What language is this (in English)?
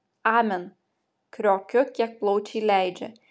Lithuanian